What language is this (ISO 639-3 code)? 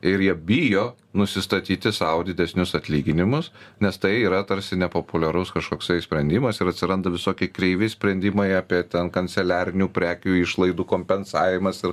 lit